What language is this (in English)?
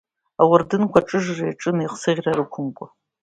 Abkhazian